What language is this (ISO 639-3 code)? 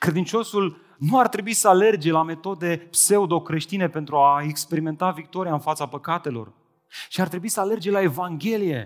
ron